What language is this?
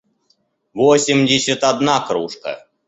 Russian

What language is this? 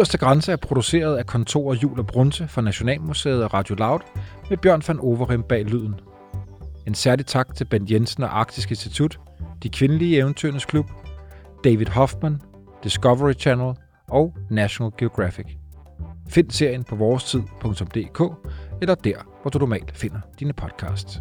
Danish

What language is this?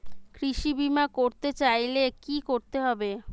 Bangla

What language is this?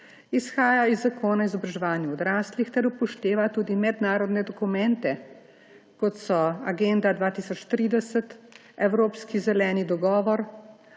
Slovenian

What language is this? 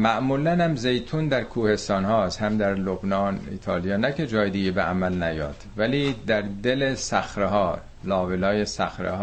Persian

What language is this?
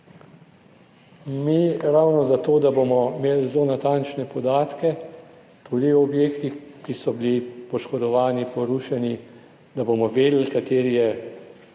Slovenian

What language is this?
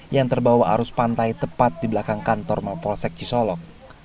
Indonesian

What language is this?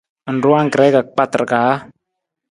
Nawdm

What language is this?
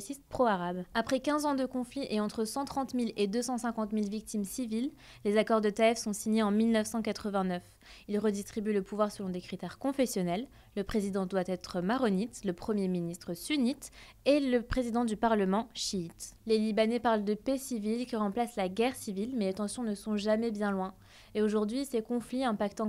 French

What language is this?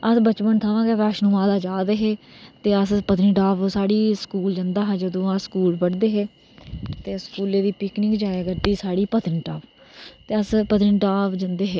Dogri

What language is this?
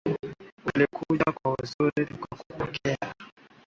Swahili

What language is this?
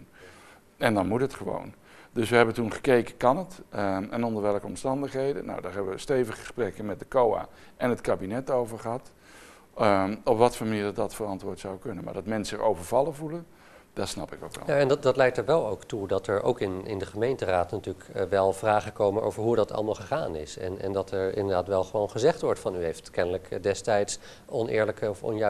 Dutch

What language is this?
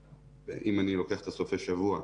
Hebrew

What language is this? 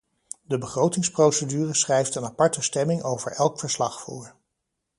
Dutch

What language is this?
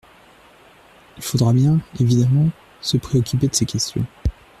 French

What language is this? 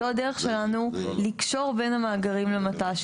Hebrew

